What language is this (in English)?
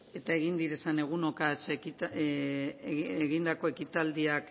Basque